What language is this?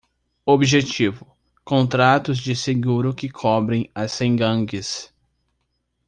Portuguese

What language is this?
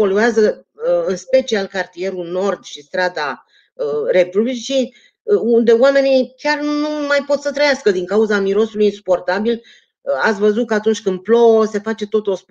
Romanian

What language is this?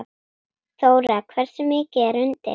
Icelandic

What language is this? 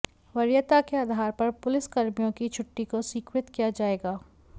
Hindi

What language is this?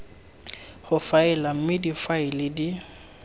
Tswana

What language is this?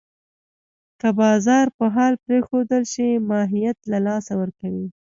Pashto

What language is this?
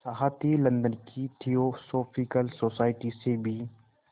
Hindi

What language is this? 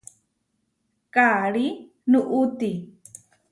Huarijio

